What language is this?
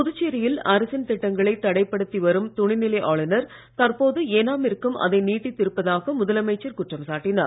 Tamil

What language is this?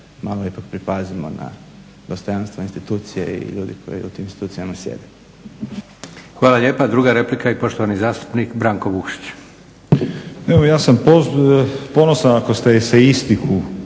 Croatian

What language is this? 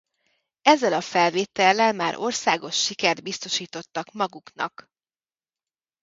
Hungarian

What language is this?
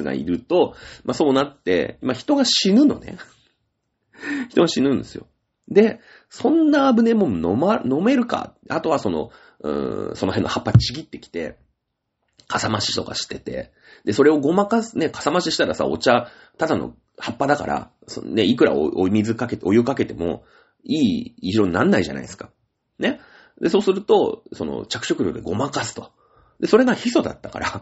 Japanese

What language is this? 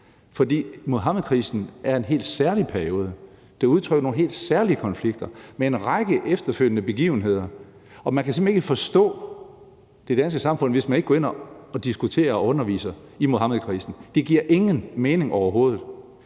Danish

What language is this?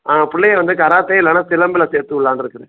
Tamil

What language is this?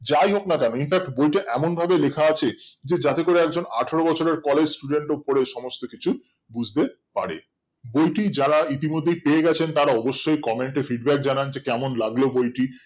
Bangla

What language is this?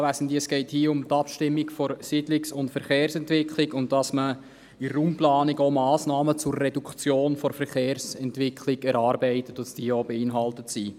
Swiss German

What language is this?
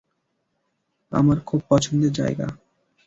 Bangla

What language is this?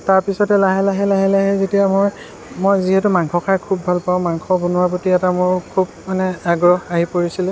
Assamese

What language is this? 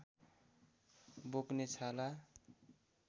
Nepali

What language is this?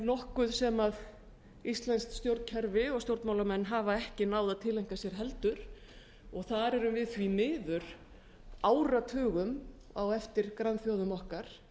Icelandic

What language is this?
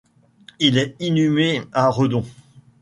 French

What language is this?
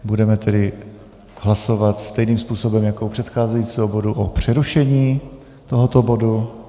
Czech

